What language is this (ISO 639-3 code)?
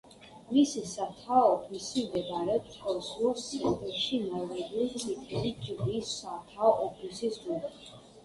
kat